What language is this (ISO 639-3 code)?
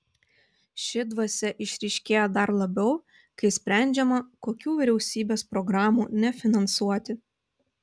lit